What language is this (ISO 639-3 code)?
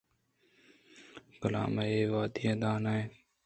bgp